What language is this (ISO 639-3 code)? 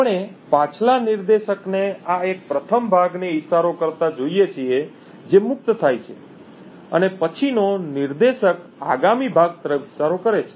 guj